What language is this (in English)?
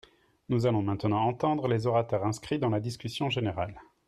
French